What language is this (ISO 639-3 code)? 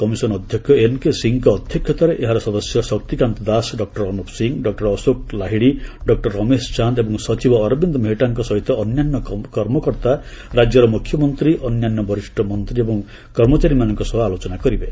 ori